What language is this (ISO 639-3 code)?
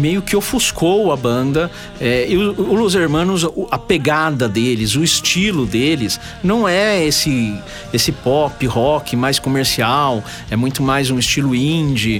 por